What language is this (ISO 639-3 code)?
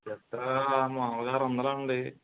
tel